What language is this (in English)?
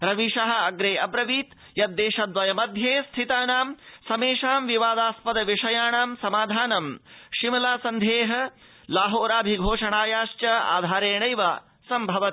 Sanskrit